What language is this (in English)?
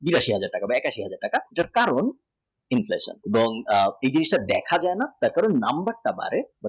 Bangla